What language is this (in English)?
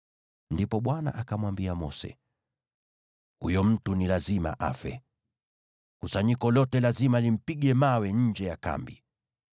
Swahili